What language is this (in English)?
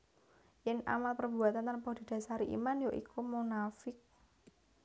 Javanese